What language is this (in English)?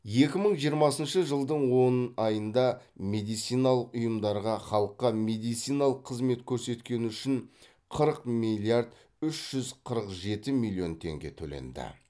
Kazakh